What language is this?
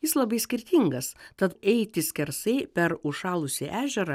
Lithuanian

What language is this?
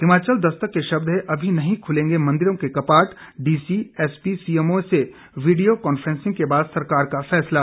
Hindi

